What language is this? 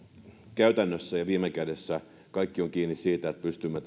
Finnish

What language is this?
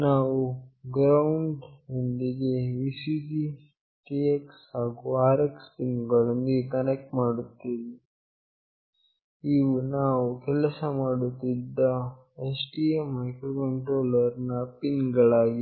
Kannada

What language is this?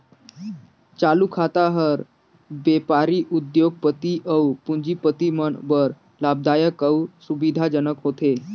Chhattisgarhi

